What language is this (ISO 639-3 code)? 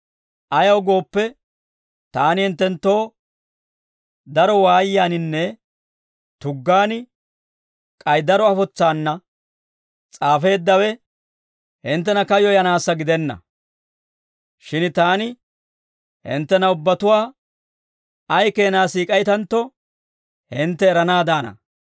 dwr